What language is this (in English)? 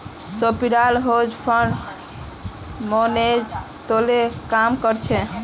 Magahi